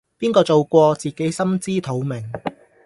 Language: Cantonese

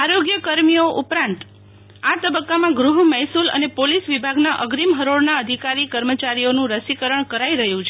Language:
Gujarati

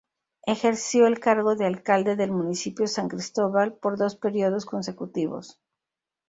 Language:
Spanish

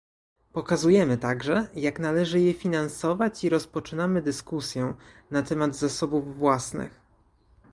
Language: Polish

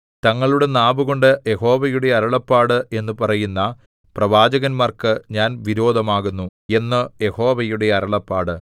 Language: Malayalam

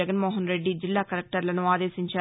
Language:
Telugu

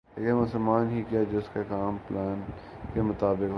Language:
Urdu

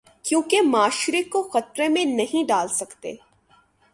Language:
Urdu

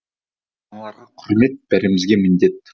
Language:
Kazakh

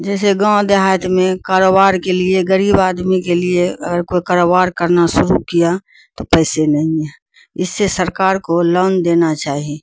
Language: Urdu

